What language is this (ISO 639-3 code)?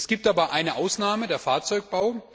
deu